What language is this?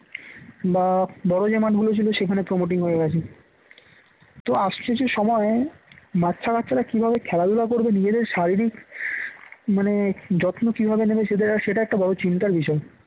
Bangla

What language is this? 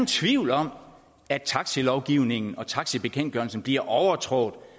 Danish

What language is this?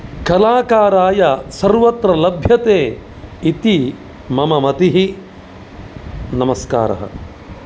Sanskrit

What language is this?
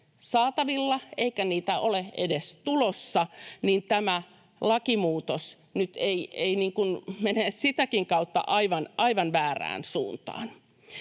Finnish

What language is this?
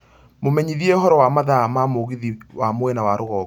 Kikuyu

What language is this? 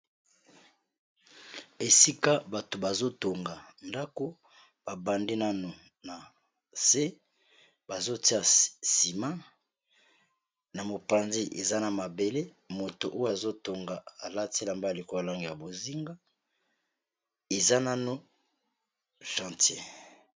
Lingala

